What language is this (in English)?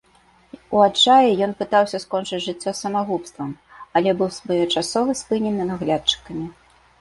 Belarusian